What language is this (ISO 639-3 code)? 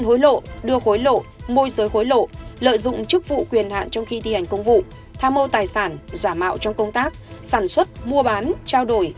vie